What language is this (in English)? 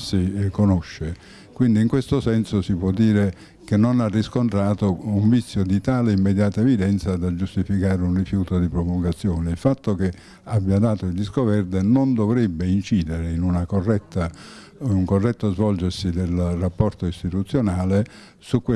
Italian